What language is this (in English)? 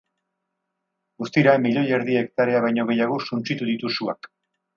Basque